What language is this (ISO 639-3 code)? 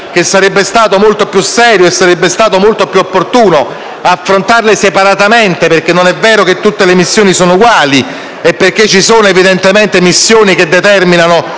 ita